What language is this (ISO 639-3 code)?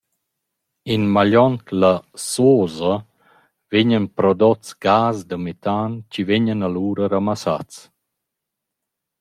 roh